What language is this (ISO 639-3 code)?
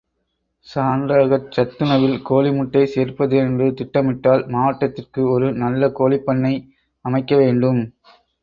tam